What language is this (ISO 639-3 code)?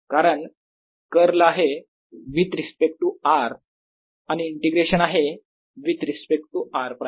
mar